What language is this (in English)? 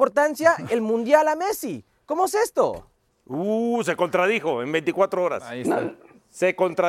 Spanish